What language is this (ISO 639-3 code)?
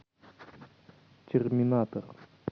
rus